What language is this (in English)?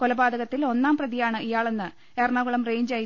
Malayalam